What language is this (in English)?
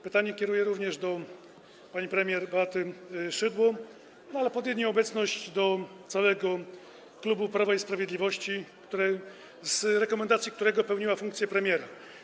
Polish